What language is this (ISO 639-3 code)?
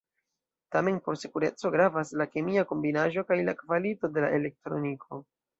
epo